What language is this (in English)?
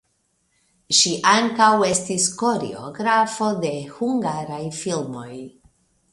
Esperanto